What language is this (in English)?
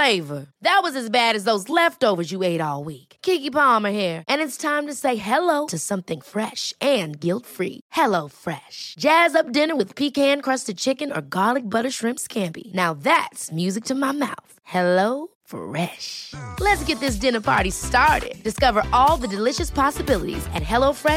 Swedish